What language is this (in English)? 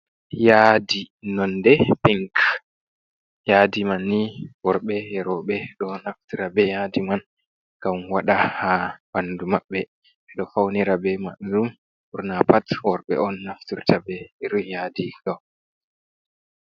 Fula